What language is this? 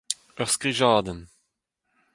Breton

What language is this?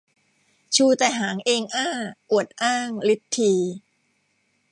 Thai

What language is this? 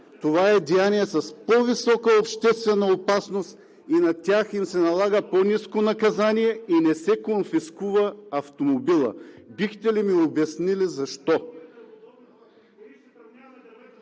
Bulgarian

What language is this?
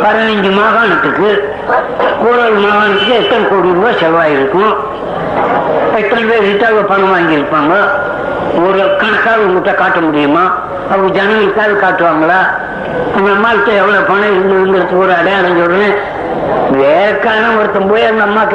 Tamil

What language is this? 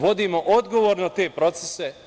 Serbian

